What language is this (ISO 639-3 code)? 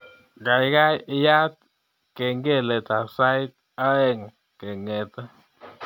kln